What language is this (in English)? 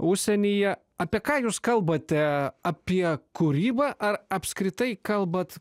Lithuanian